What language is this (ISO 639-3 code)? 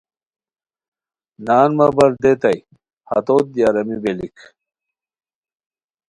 khw